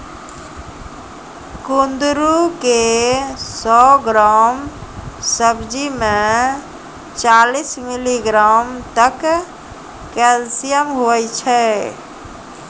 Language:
Maithili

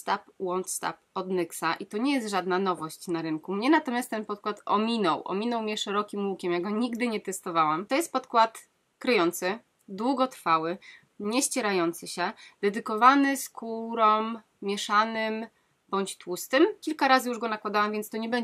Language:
Polish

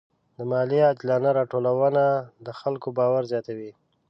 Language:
Pashto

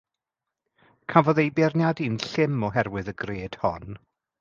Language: Welsh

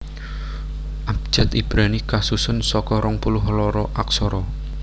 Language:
Javanese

